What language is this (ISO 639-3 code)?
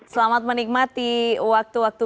ind